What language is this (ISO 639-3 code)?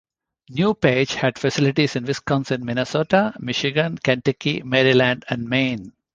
eng